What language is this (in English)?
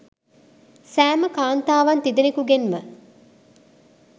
Sinhala